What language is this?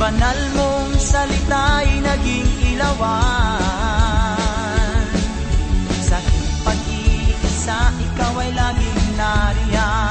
Filipino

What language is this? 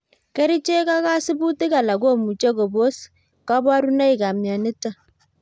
Kalenjin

